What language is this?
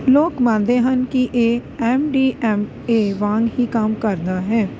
Punjabi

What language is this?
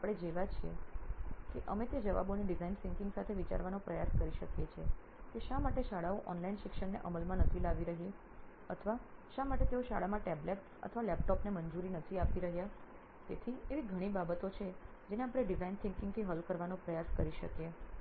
Gujarati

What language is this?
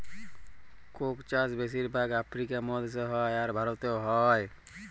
Bangla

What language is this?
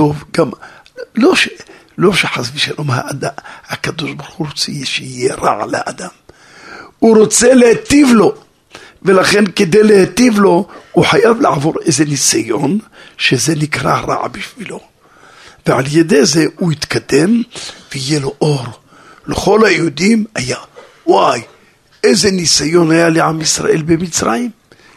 Hebrew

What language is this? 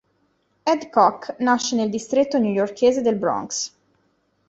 Italian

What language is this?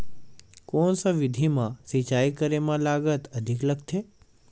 Chhattisgarhi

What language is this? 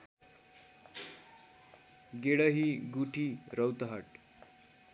Nepali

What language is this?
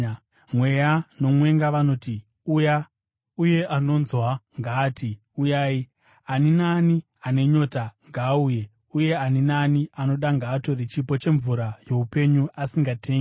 Shona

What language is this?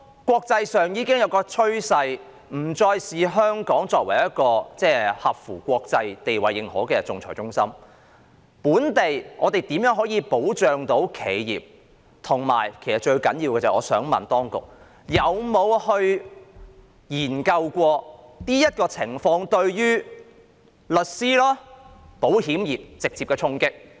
Cantonese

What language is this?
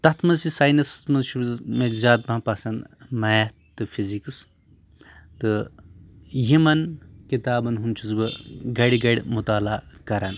Kashmiri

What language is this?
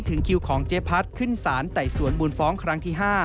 Thai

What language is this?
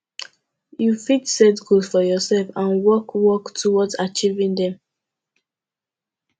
Nigerian Pidgin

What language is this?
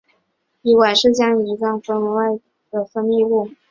Chinese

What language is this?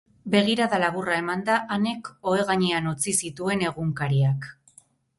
Basque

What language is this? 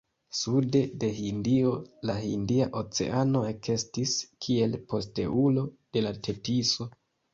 Esperanto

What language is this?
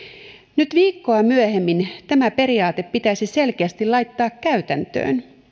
Finnish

